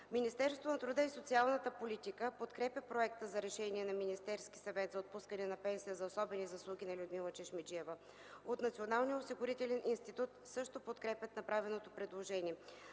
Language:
Bulgarian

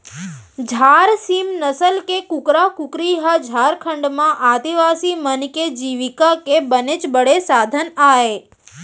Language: Chhattisgarhi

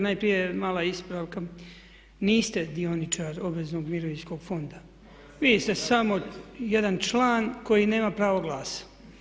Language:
Croatian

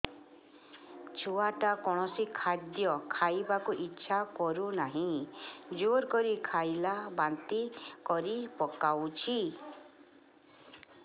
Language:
Odia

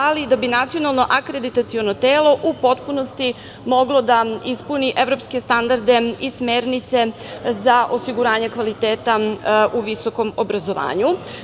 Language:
Serbian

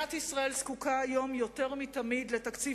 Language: Hebrew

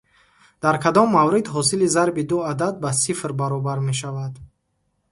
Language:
Tajik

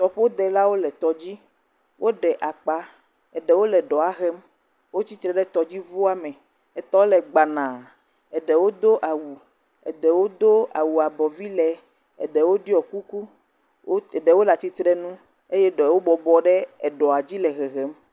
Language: Ewe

